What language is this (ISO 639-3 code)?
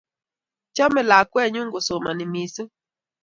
kln